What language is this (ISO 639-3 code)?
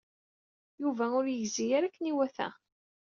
kab